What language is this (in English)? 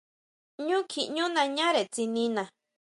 Huautla Mazatec